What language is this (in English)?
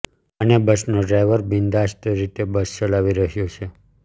Gujarati